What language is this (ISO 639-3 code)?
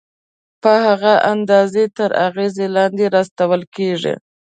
pus